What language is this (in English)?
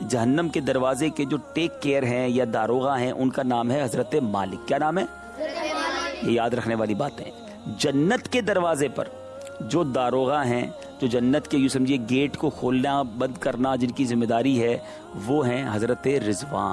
Urdu